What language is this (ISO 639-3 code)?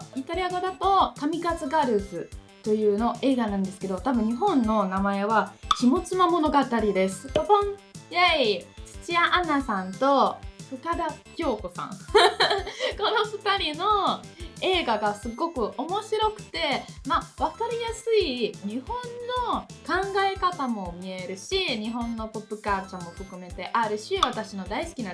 jpn